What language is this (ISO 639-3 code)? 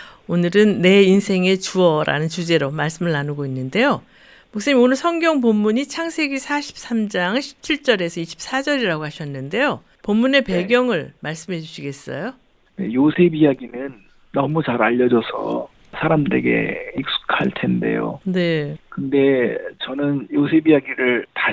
kor